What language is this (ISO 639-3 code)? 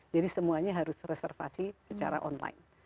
ind